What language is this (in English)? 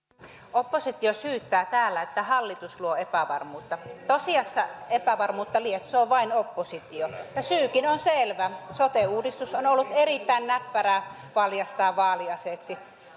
Finnish